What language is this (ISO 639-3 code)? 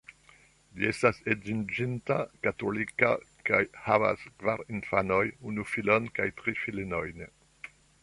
epo